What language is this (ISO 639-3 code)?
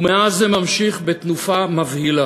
heb